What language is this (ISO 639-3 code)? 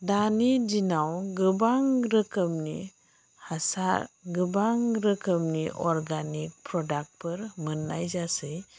brx